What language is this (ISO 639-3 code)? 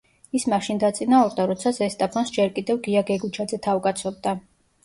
kat